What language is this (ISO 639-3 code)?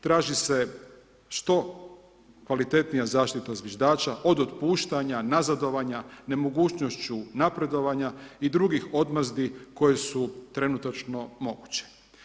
hrv